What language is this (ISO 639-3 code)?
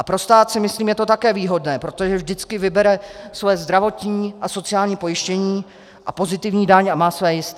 ces